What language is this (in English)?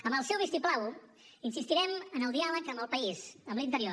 Catalan